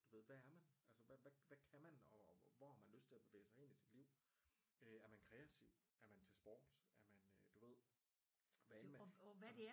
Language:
Danish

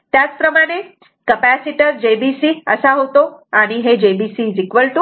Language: Marathi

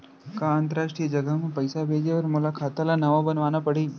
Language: Chhattisgarhi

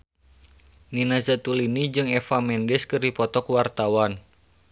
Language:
Sundanese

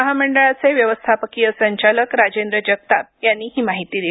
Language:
Marathi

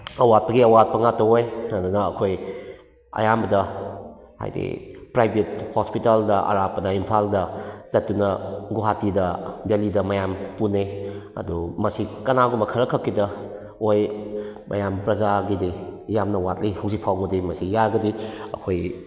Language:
Manipuri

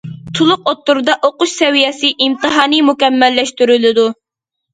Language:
Uyghur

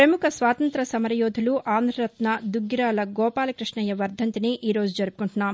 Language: Telugu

